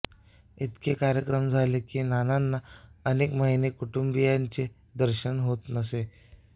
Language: Marathi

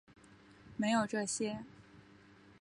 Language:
Chinese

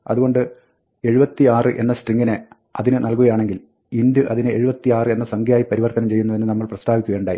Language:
Malayalam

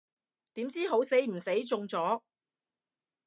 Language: Cantonese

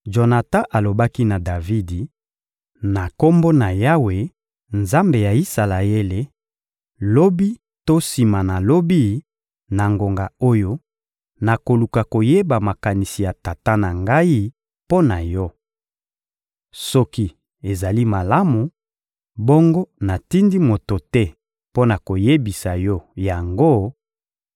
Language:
Lingala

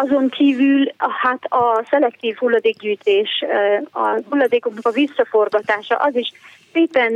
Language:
Hungarian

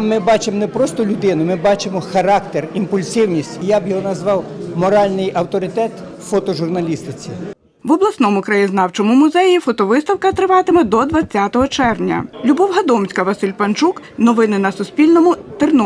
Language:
Ukrainian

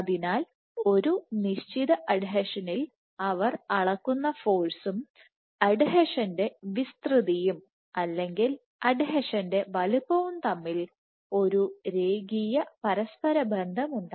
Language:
Malayalam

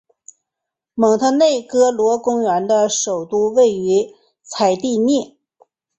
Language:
Chinese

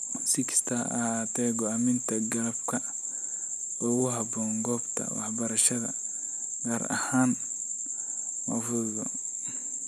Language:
Somali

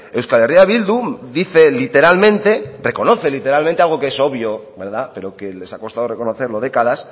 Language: Spanish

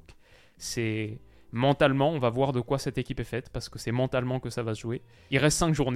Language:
French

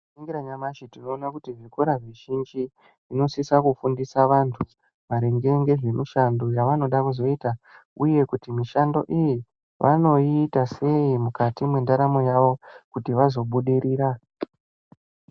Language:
Ndau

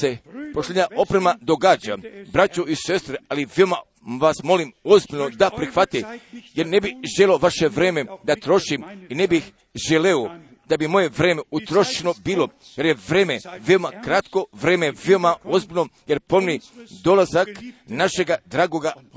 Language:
Croatian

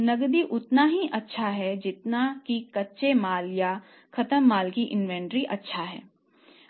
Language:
Hindi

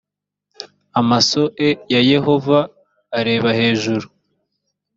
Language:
Kinyarwanda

